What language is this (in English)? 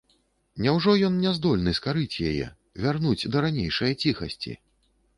Belarusian